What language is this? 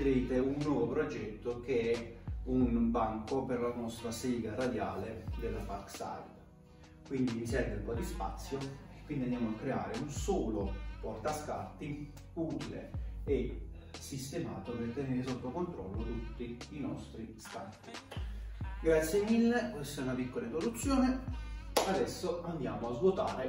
Italian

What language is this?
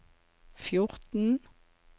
Norwegian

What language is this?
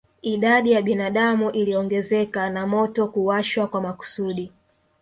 Swahili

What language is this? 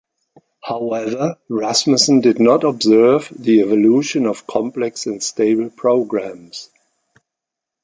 English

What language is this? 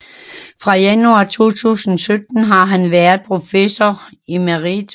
Danish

